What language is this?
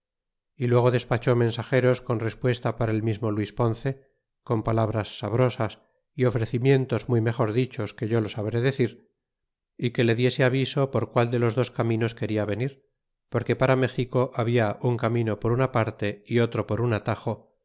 Spanish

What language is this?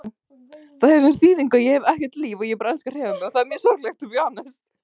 Icelandic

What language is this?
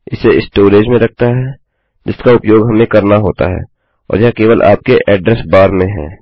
Hindi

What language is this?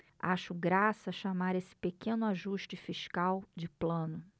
Portuguese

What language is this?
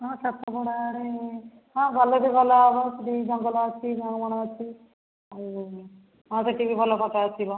Odia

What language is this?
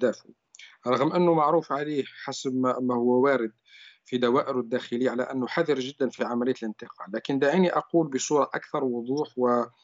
Arabic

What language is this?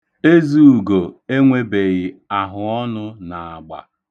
Igbo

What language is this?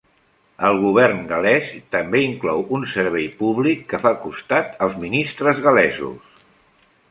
Catalan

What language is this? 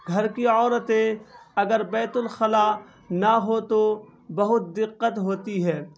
Urdu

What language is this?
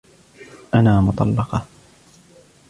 Arabic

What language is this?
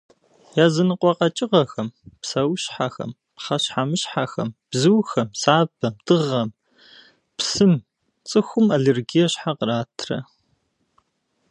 Kabardian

